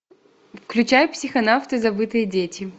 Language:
Russian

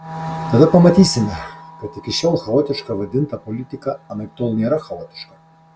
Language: Lithuanian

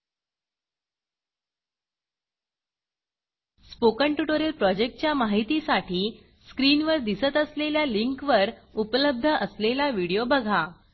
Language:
Marathi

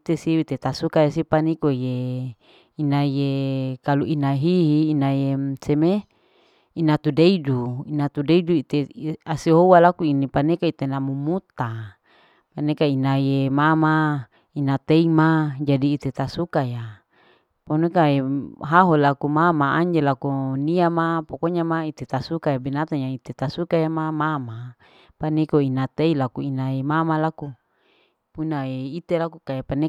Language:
Larike-Wakasihu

